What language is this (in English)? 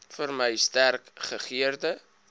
Afrikaans